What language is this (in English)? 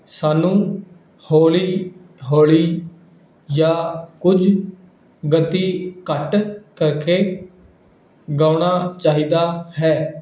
Punjabi